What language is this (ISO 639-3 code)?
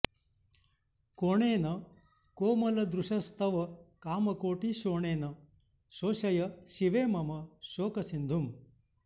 san